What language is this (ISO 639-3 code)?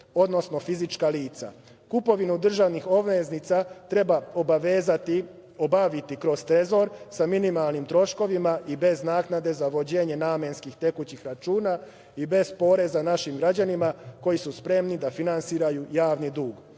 srp